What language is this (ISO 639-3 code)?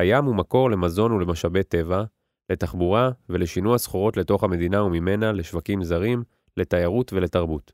heb